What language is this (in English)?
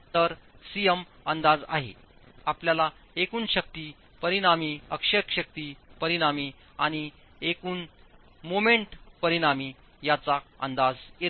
Marathi